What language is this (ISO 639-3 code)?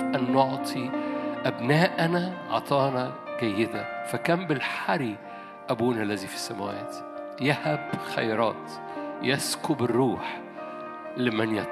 ara